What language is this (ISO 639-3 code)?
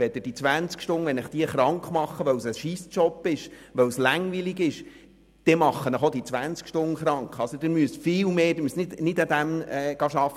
gsw